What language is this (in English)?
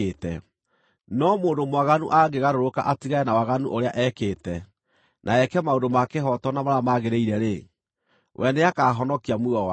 Kikuyu